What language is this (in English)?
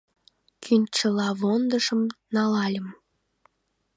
Mari